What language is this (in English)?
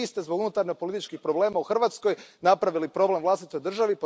Croatian